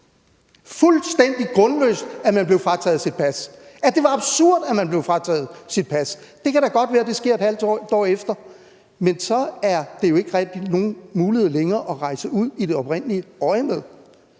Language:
Danish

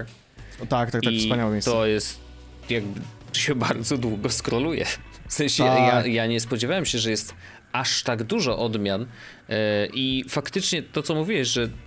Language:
Polish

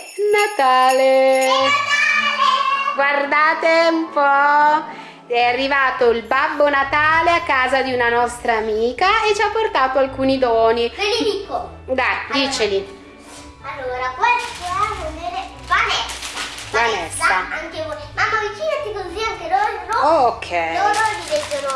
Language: Italian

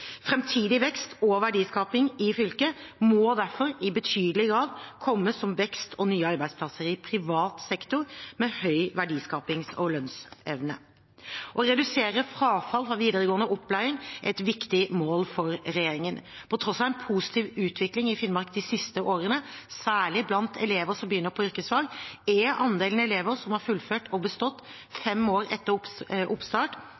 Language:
Norwegian Bokmål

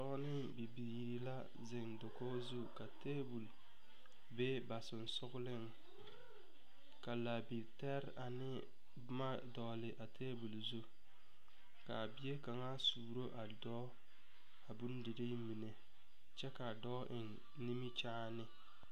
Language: Southern Dagaare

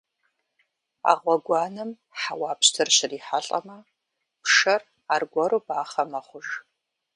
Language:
Kabardian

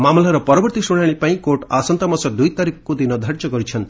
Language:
Odia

